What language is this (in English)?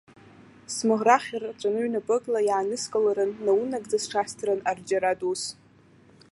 Abkhazian